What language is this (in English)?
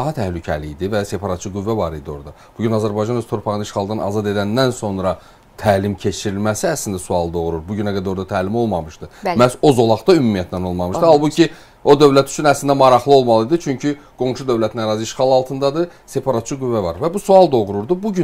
Turkish